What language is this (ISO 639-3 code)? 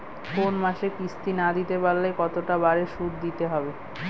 ben